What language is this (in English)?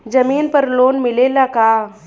Bhojpuri